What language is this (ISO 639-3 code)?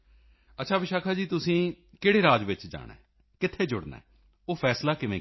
pan